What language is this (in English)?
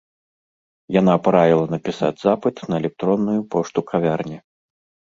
Belarusian